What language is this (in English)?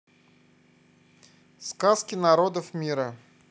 Russian